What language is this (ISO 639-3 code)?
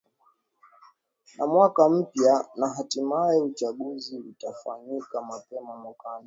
swa